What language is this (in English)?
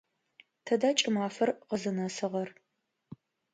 Adyghe